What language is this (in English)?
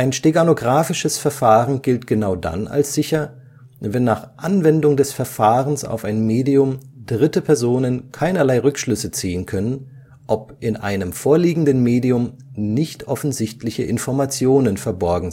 German